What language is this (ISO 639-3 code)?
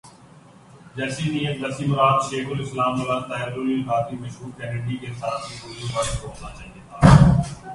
urd